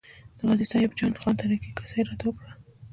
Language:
Pashto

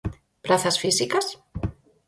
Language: Galician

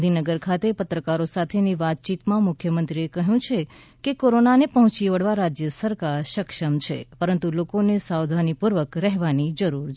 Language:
Gujarati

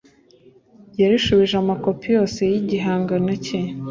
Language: Kinyarwanda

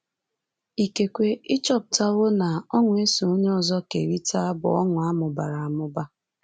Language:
Igbo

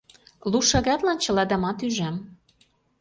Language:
Mari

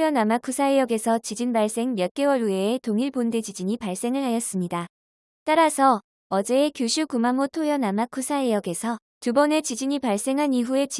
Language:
Korean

